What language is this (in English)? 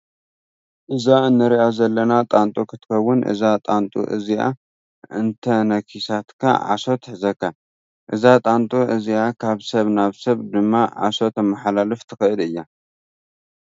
Tigrinya